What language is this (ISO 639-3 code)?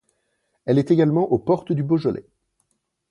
fra